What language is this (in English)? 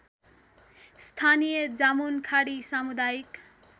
Nepali